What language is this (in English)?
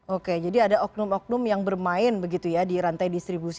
Indonesian